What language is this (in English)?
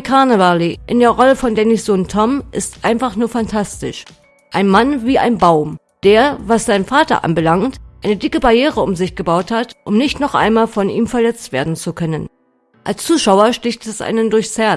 German